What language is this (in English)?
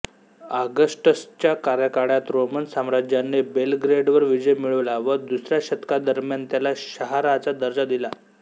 Marathi